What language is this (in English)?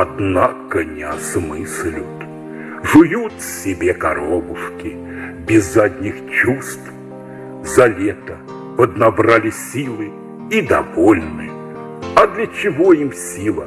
Russian